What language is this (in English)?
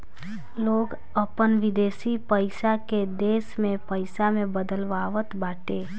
Bhojpuri